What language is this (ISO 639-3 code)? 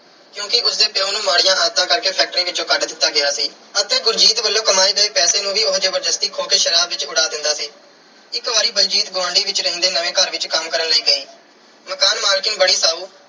pan